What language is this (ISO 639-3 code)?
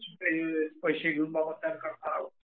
mar